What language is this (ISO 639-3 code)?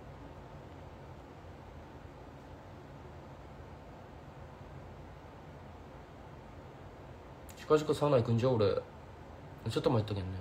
jpn